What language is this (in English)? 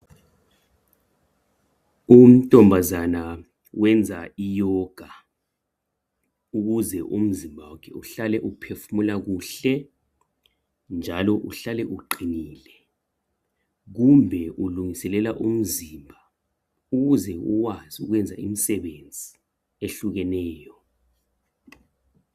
North Ndebele